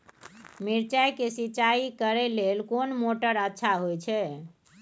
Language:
Maithili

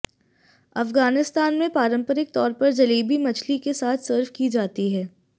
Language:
Hindi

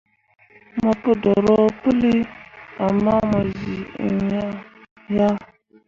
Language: Mundang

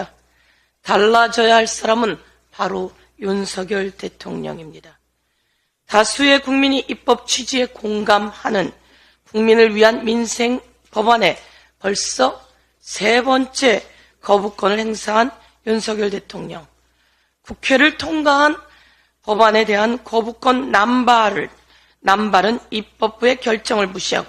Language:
Korean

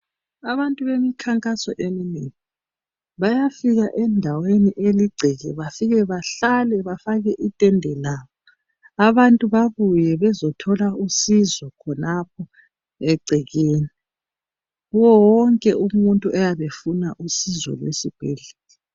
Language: North Ndebele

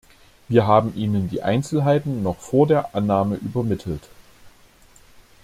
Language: German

